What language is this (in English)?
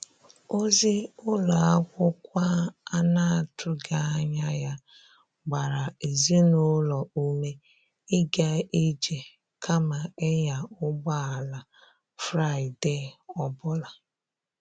Igbo